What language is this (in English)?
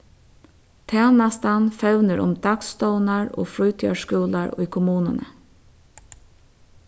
Faroese